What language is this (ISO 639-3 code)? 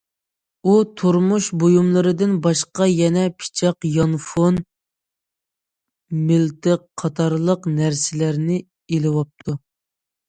uig